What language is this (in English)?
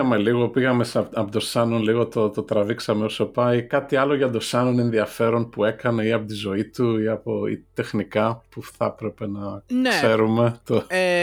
Greek